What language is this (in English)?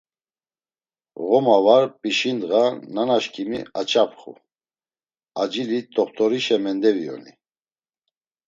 Laz